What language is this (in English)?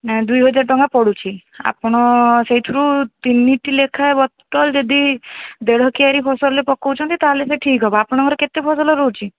Odia